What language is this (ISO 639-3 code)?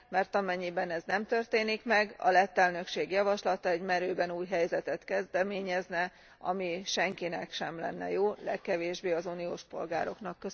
hun